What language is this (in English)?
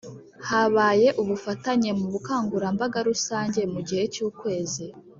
Kinyarwanda